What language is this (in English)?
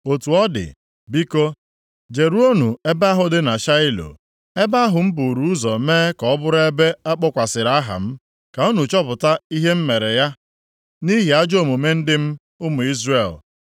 Igbo